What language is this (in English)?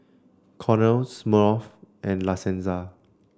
English